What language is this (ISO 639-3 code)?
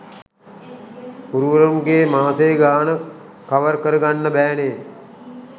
sin